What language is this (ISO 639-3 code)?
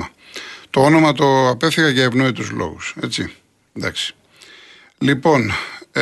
ell